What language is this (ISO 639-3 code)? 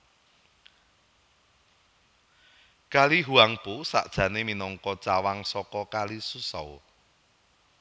jav